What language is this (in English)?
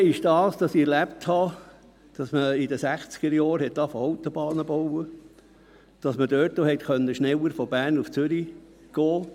Swiss German